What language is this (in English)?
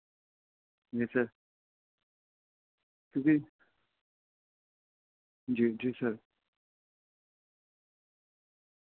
Urdu